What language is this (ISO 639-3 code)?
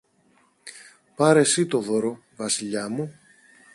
ell